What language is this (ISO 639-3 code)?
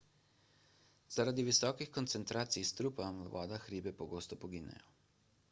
slv